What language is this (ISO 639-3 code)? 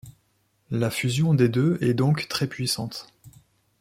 fra